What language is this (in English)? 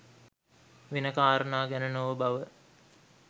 Sinhala